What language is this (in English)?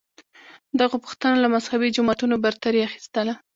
Pashto